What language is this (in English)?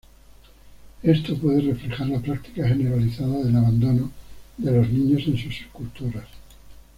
Spanish